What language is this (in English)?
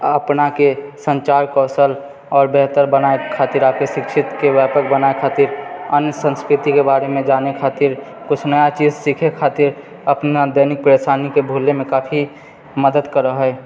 Maithili